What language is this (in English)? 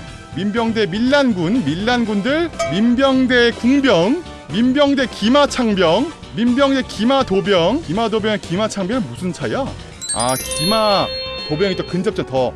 Korean